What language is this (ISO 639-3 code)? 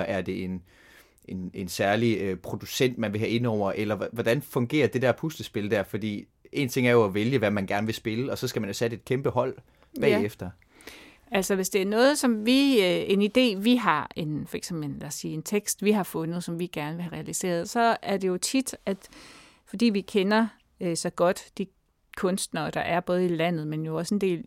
dan